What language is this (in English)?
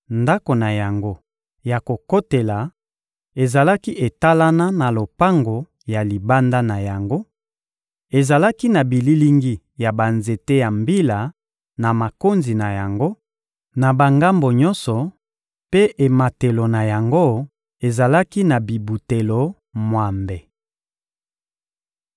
Lingala